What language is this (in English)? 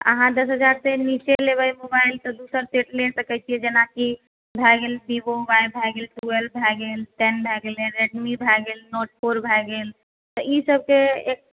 Maithili